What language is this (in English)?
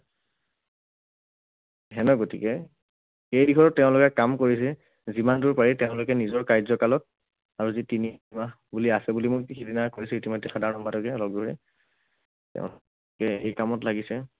Assamese